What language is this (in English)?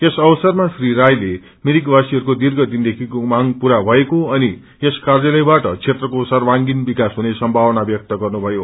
Nepali